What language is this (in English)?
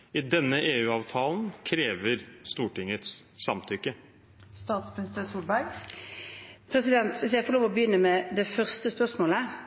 Norwegian Bokmål